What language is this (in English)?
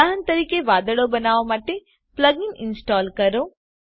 Gujarati